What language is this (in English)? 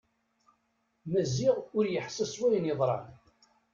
Kabyle